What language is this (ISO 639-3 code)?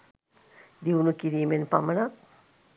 sin